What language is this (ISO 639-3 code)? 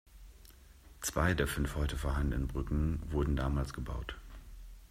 deu